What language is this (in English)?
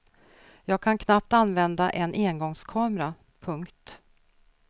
Swedish